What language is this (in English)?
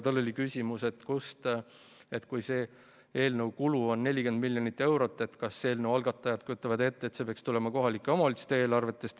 Estonian